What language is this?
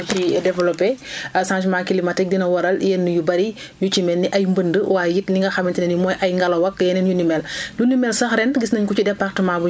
Wolof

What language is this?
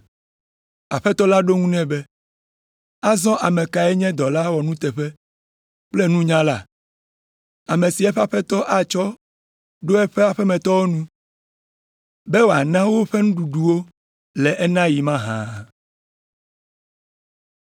Ewe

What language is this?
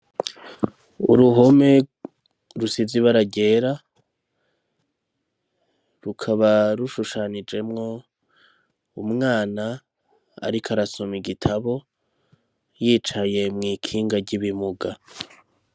Rundi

